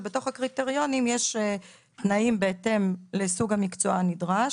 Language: Hebrew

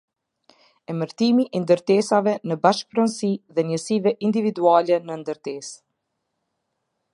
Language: Albanian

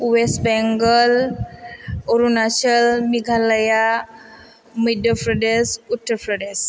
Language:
Bodo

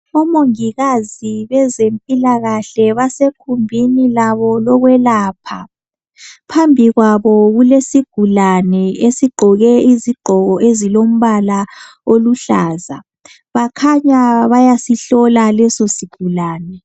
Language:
North Ndebele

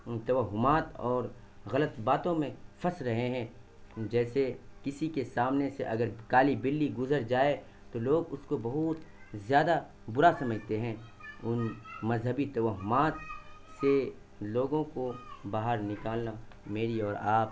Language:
Urdu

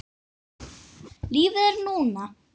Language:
Icelandic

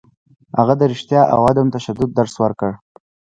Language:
Pashto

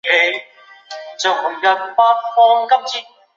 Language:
Chinese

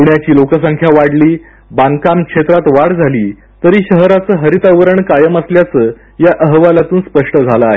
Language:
Marathi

